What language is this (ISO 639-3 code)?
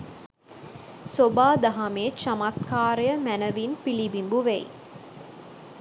sin